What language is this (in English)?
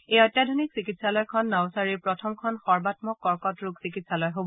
Assamese